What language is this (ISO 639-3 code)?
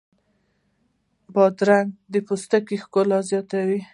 pus